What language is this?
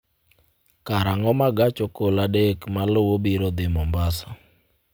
Luo (Kenya and Tanzania)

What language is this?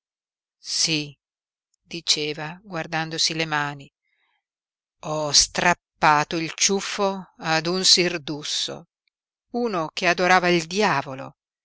Italian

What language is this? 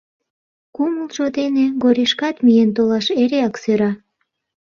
Mari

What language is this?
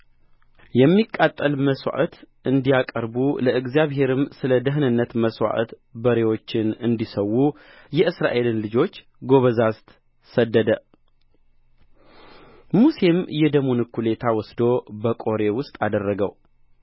Amharic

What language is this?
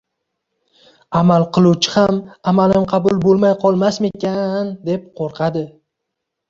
Uzbek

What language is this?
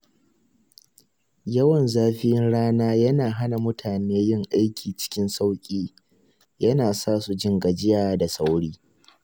Hausa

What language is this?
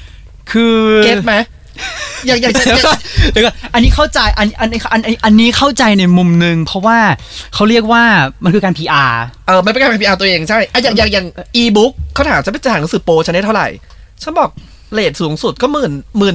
Thai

